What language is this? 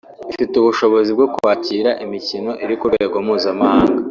Kinyarwanda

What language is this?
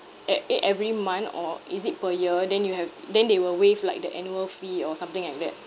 English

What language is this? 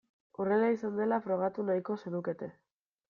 Basque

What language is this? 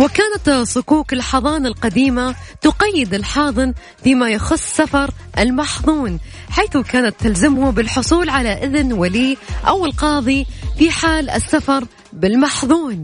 Arabic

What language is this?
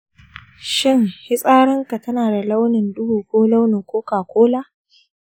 Hausa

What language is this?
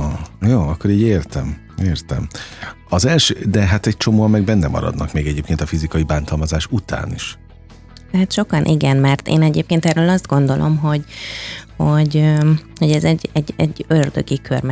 Hungarian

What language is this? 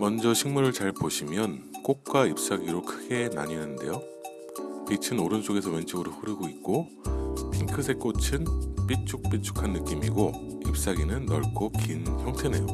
Korean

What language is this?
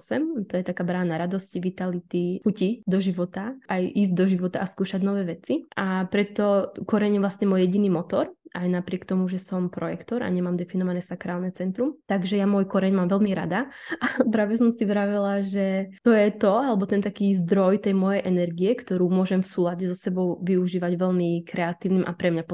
Czech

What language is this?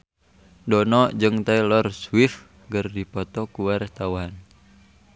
Sundanese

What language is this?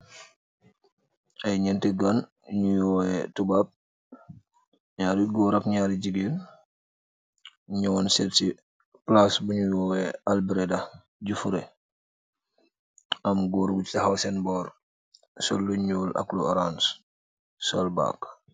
Wolof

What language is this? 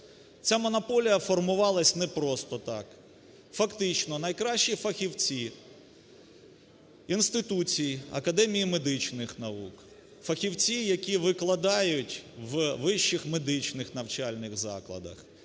Ukrainian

